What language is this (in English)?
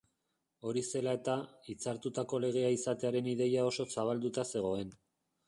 Basque